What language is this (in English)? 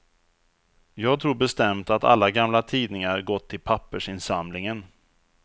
Swedish